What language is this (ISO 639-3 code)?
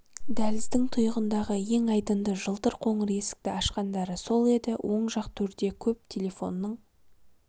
kaz